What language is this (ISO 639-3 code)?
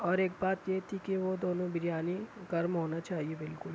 urd